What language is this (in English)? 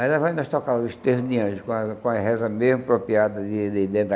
Portuguese